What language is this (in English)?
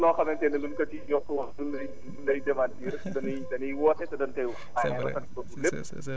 Wolof